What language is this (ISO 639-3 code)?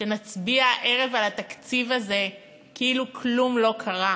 heb